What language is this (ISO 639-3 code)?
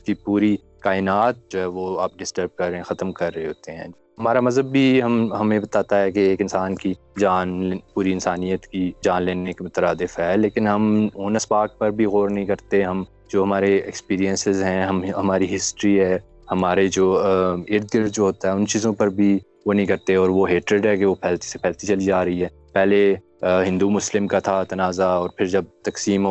urd